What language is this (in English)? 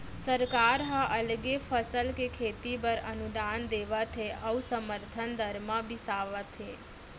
Chhattisgarhi